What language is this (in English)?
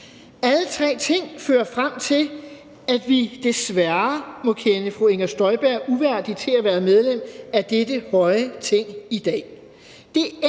Danish